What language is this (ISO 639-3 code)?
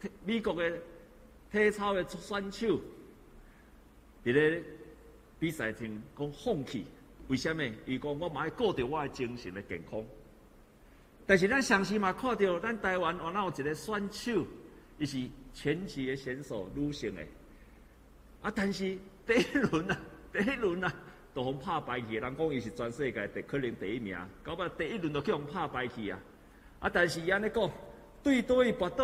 zho